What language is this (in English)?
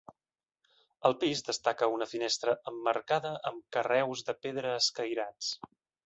Catalan